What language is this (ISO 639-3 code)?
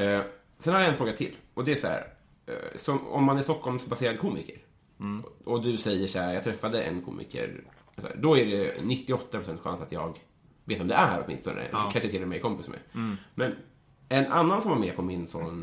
swe